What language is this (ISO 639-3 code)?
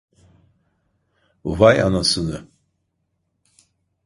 tur